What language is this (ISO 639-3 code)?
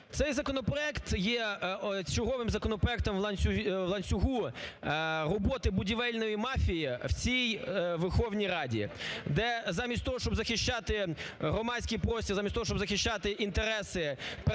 ukr